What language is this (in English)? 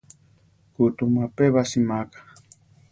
Central Tarahumara